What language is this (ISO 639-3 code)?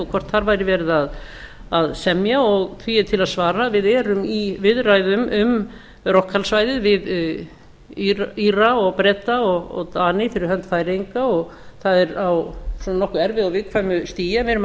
isl